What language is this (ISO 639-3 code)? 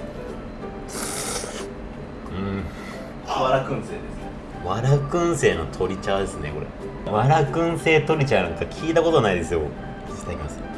jpn